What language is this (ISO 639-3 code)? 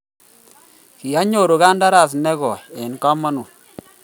kln